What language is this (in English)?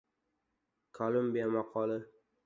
Uzbek